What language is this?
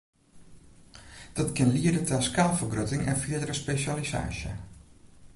Western Frisian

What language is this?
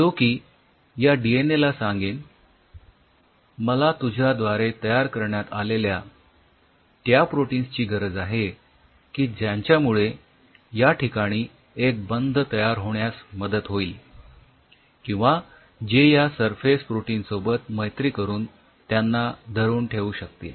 Marathi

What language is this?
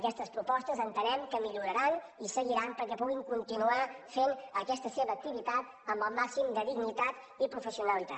Catalan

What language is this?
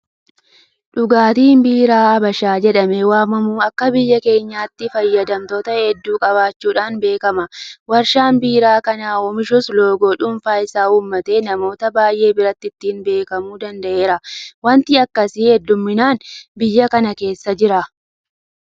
Oromo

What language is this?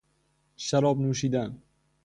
Persian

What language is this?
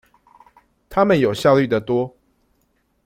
Chinese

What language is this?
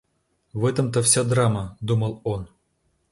Russian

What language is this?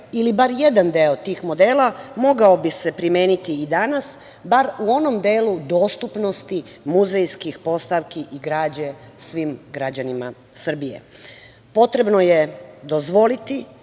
Serbian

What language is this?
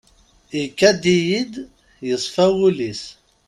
Kabyle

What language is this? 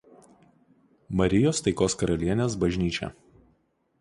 Lithuanian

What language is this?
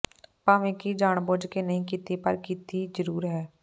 Punjabi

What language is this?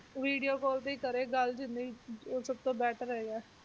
Punjabi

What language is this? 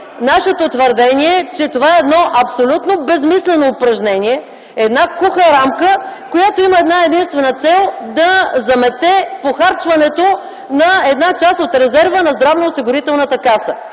Bulgarian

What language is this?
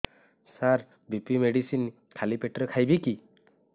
Odia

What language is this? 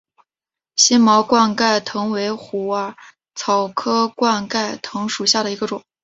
Chinese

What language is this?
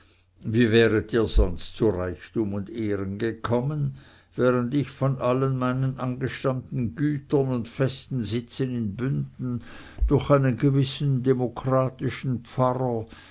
German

